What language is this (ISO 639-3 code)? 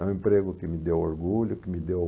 por